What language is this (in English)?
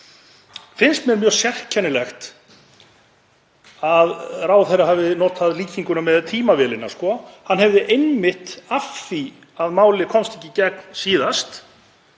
Icelandic